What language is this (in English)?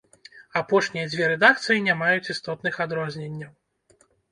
Belarusian